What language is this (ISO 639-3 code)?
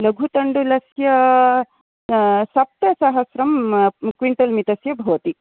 san